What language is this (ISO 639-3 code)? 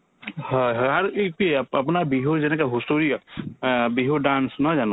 asm